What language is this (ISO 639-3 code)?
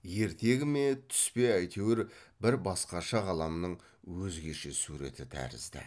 kaz